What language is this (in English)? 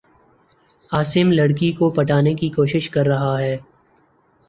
Urdu